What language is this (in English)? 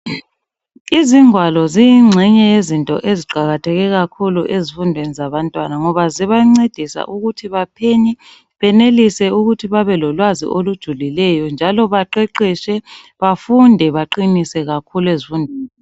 North Ndebele